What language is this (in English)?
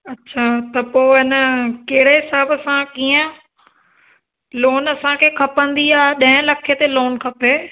Sindhi